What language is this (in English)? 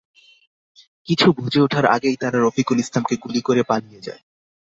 Bangla